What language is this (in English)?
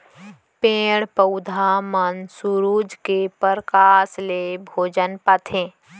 Chhattisgarhi